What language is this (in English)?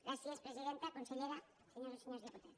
Catalan